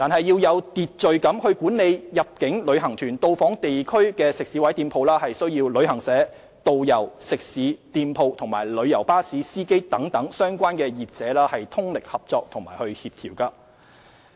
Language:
Cantonese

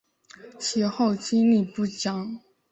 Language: Chinese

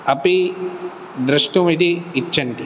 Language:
Sanskrit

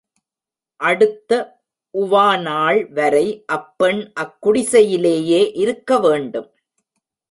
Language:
Tamil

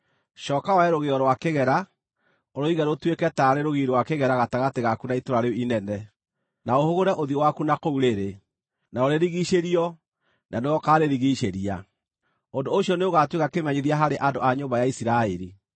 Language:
Kikuyu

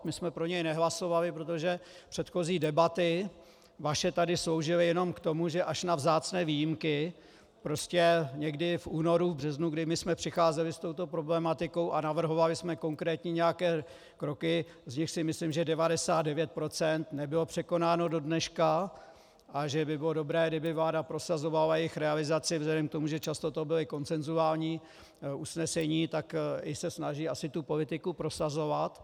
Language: Czech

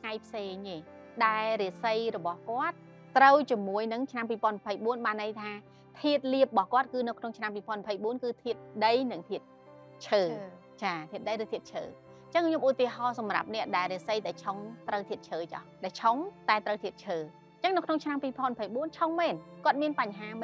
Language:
Vietnamese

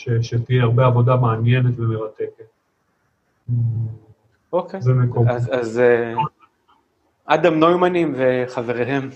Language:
Hebrew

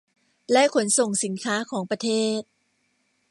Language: Thai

